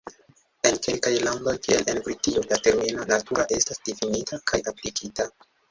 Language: Esperanto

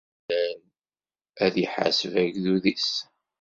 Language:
Kabyle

